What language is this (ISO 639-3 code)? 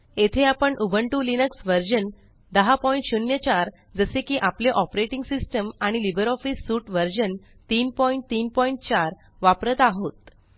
mar